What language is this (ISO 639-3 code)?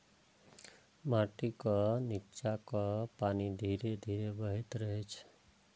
mai